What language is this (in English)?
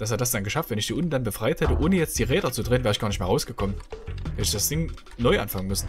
German